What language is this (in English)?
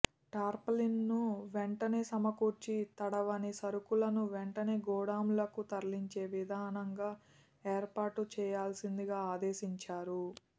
Telugu